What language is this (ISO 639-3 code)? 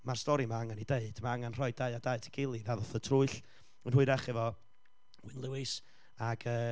cym